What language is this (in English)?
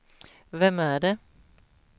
Swedish